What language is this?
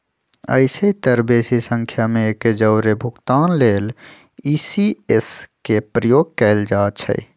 Magahi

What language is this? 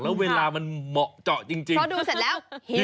Thai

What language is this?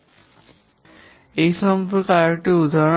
Bangla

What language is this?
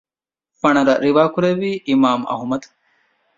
Divehi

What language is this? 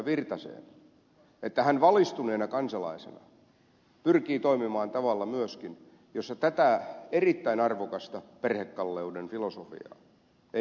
Finnish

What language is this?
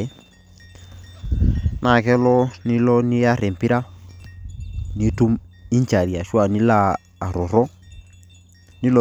Masai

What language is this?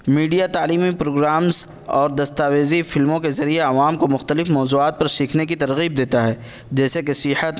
Urdu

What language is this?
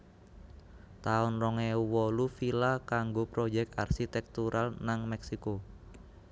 Javanese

